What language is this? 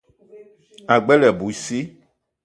Eton (Cameroon)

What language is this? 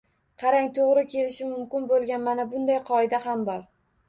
Uzbek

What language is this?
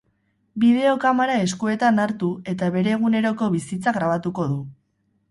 Basque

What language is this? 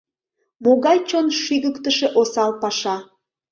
Mari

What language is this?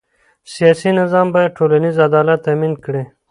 Pashto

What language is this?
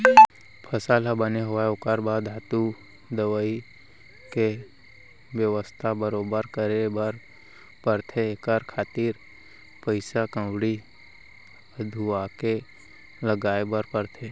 Chhattisgarhi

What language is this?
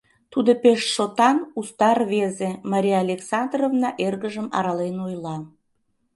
Mari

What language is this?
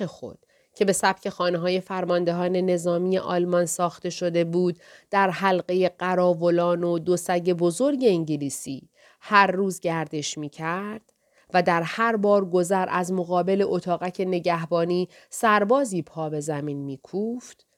Persian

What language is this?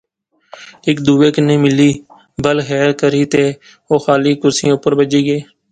Pahari-Potwari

